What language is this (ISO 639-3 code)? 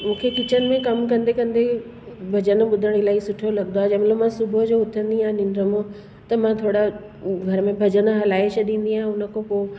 snd